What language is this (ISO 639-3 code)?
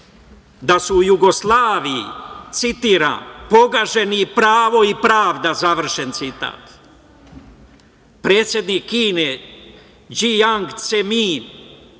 srp